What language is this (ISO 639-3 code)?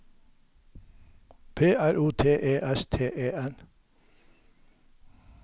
nor